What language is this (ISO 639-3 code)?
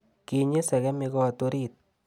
kln